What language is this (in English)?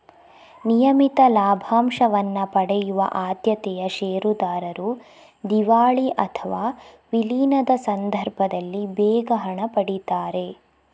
Kannada